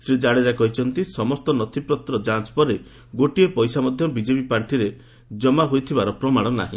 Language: Odia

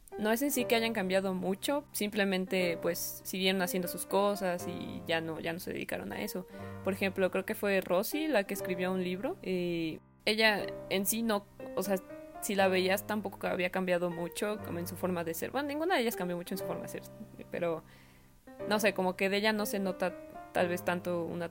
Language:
Spanish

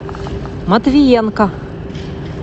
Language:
Russian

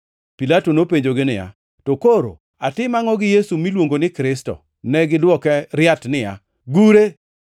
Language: Luo (Kenya and Tanzania)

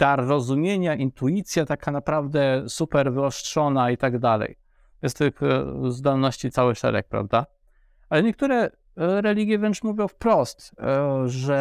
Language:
Polish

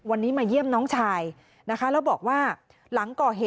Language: Thai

